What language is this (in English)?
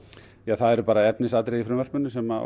Icelandic